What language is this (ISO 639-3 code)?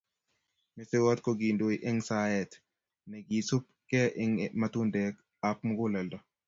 kln